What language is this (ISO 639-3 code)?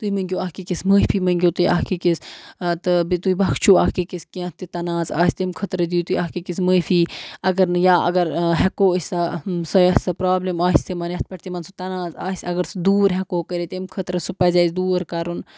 kas